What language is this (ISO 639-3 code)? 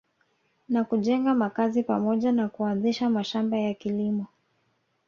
swa